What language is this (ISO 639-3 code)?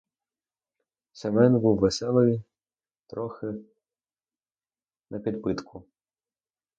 ukr